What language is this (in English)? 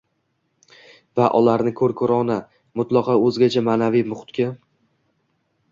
Uzbek